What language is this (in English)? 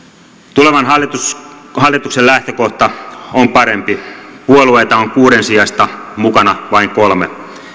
Finnish